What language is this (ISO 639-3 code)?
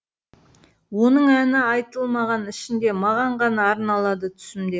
kaz